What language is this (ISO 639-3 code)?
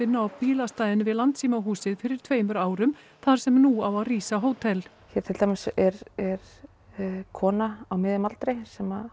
isl